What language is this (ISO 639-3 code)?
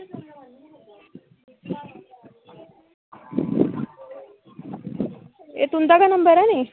doi